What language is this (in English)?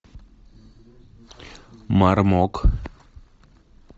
Russian